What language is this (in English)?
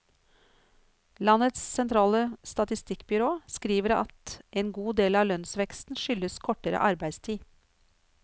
Norwegian